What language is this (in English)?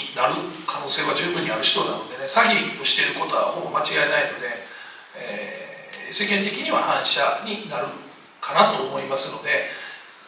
Japanese